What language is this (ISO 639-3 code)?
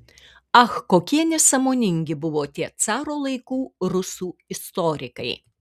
lit